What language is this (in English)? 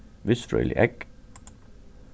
Faroese